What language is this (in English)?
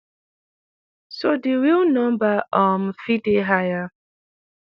Nigerian Pidgin